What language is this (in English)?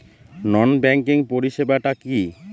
Bangla